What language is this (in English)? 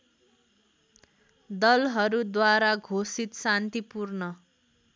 Nepali